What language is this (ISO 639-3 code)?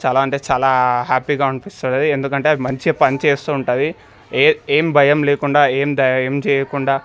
tel